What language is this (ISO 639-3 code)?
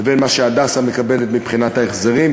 heb